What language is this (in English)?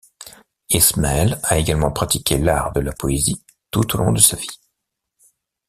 French